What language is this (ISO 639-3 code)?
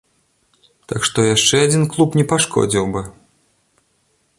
bel